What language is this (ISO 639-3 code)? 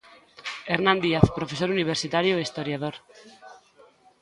glg